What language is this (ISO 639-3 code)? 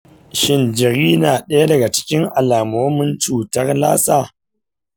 hau